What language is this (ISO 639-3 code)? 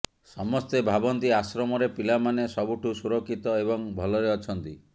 ori